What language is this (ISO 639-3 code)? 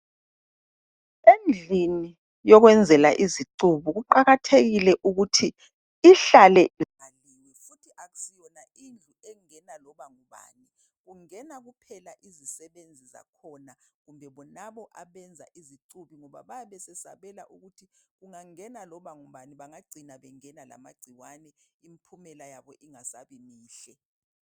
nde